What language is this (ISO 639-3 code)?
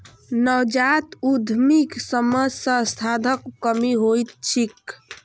mai